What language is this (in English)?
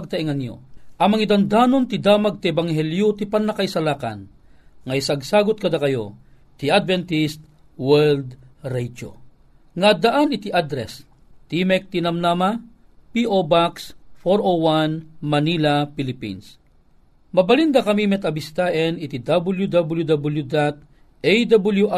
Filipino